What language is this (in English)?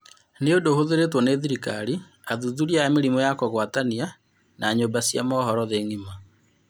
Kikuyu